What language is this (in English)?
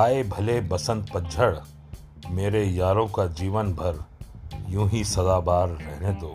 Hindi